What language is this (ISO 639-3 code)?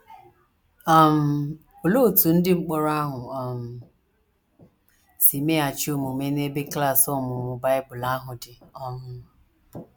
ibo